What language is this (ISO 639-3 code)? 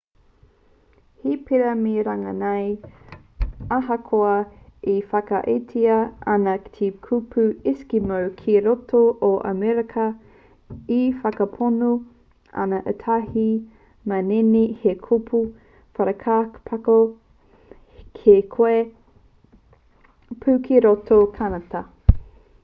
mri